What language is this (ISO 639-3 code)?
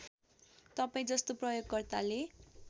nep